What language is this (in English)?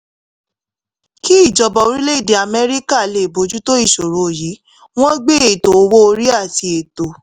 Yoruba